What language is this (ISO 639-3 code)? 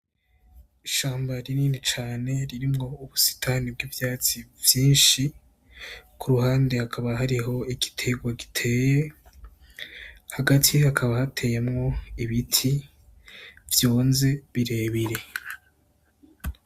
run